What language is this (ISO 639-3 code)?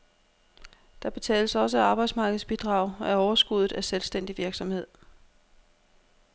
dan